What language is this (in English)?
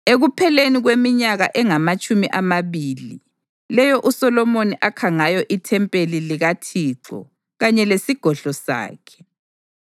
North Ndebele